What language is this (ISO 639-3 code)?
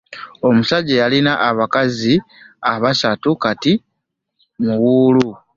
lug